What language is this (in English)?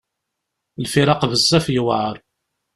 Kabyle